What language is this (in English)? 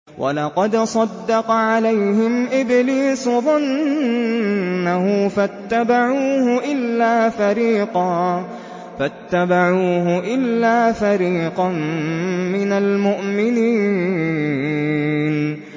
Arabic